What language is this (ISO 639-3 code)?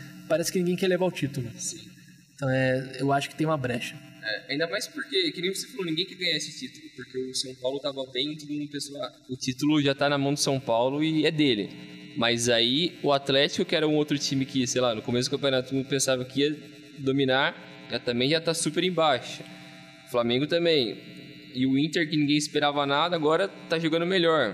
por